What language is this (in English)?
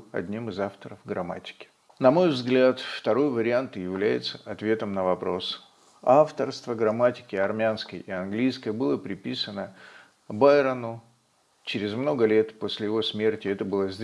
Russian